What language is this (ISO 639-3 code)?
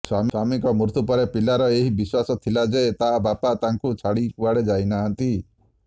ori